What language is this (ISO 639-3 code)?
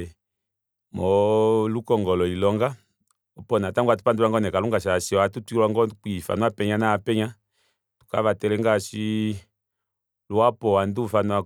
kua